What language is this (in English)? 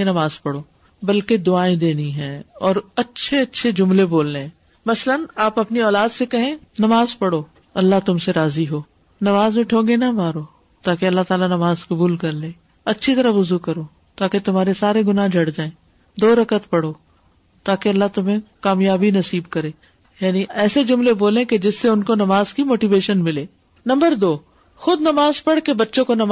Urdu